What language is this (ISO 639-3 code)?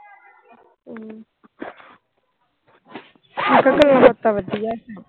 pan